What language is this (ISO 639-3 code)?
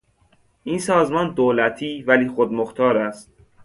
fas